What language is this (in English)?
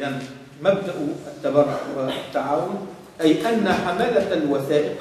Arabic